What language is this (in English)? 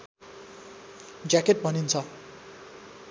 Nepali